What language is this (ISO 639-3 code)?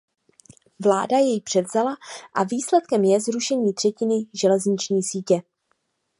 ces